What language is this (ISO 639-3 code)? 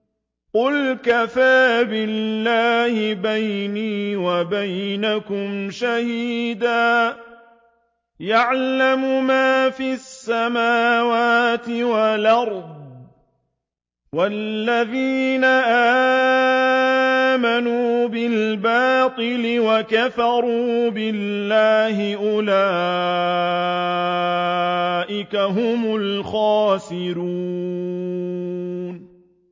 ara